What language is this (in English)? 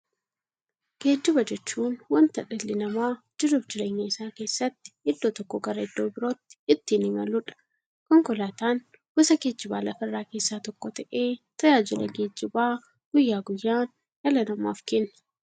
Oromo